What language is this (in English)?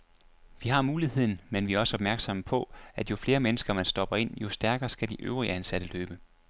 Danish